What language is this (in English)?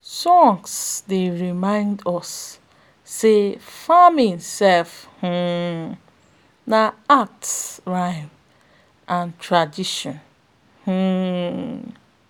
Nigerian Pidgin